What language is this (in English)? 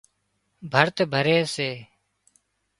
Wadiyara Koli